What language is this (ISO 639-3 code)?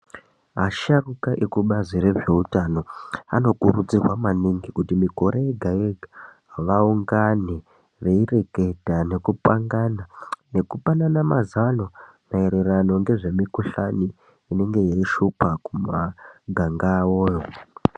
ndc